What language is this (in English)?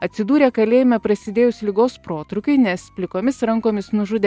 Lithuanian